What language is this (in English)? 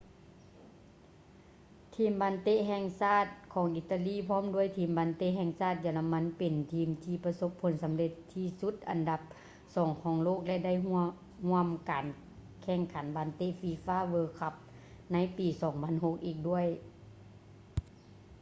Lao